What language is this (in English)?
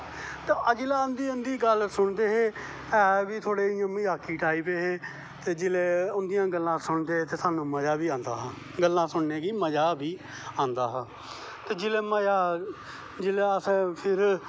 Dogri